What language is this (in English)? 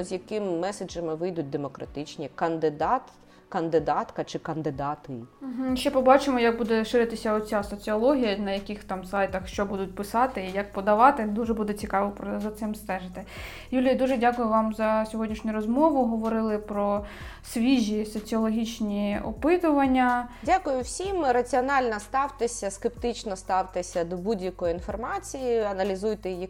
Ukrainian